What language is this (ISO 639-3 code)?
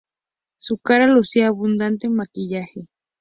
spa